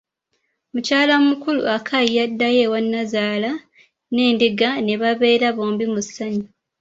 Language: Ganda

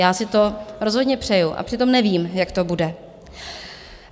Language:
Czech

